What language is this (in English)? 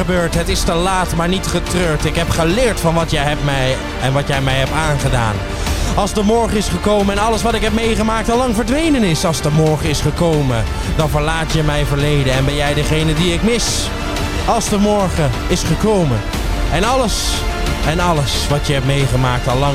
Dutch